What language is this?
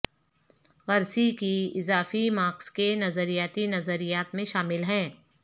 Urdu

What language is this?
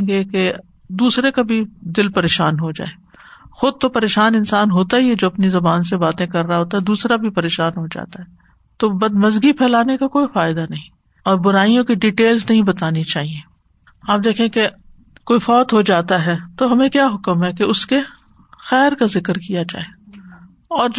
Urdu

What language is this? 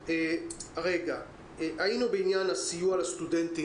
Hebrew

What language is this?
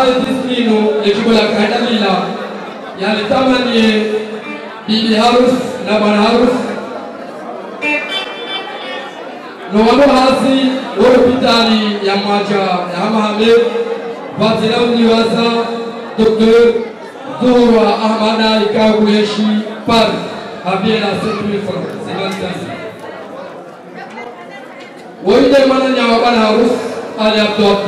Arabic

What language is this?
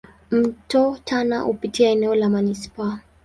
Swahili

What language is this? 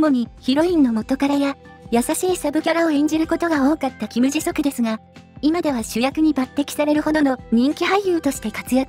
Japanese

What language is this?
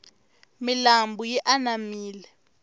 Tsonga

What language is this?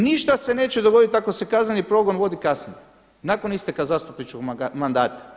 Croatian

